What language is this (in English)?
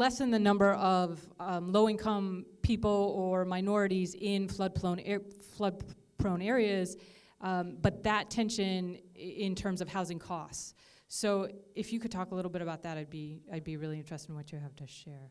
English